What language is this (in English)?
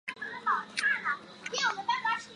Chinese